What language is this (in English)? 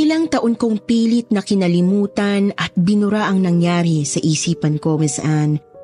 Filipino